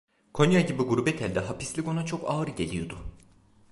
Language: Turkish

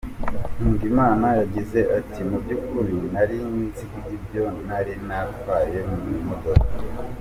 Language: Kinyarwanda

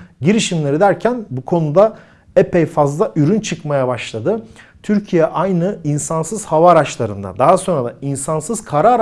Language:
Turkish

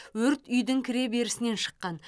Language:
Kazakh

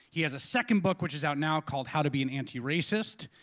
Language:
English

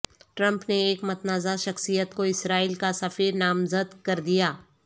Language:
Urdu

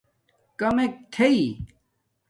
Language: Domaaki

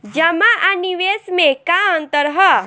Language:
Bhojpuri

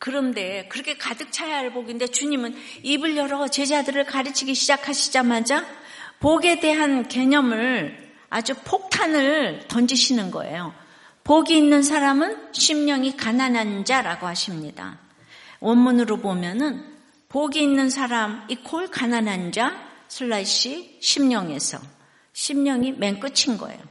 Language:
Korean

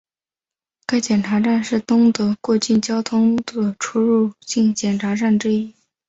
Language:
Chinese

